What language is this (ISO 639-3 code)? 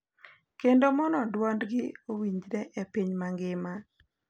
luo